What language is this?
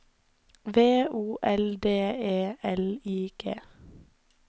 Norwegian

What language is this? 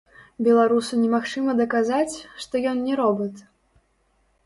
Belarusian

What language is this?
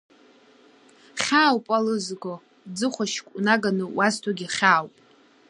Abkhazian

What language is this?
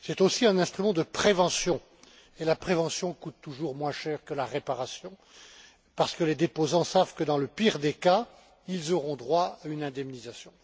French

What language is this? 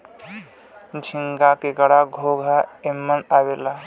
Bhojpuri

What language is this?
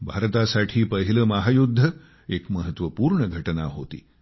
Marathi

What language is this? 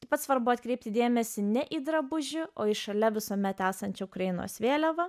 Lithuanian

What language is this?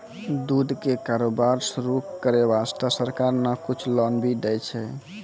Maithili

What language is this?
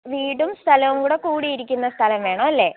Malayalam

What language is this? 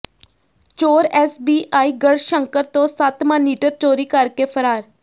Punjabi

